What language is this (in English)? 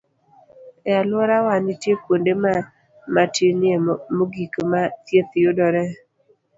Luo (Kenya and Tanzania)